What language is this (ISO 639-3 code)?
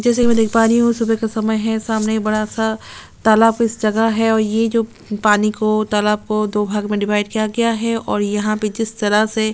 hin